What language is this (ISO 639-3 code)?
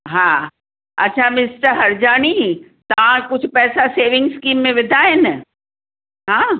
snd